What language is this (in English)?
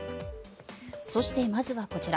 Japanese